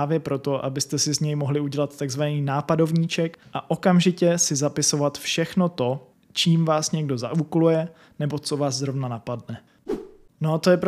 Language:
Czech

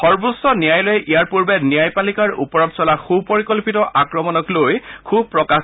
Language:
Assamese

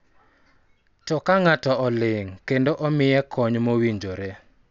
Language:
Luo (Kenya and Tanzania)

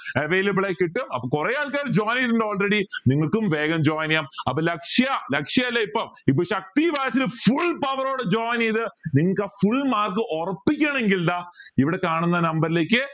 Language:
Malayalam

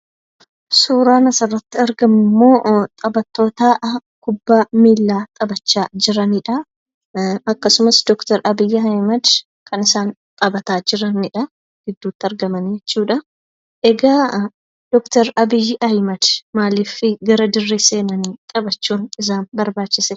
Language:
Oromo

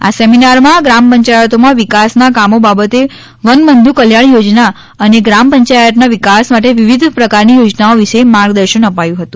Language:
Gujarati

